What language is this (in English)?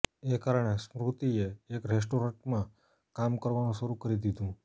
Gujarati